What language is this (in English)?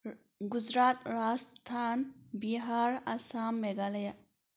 Manipuri